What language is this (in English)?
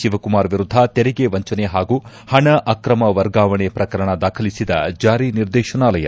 Kannada